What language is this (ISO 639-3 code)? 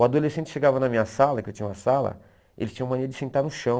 por